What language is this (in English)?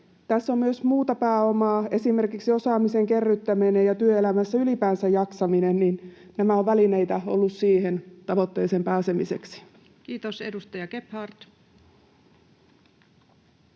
Finnish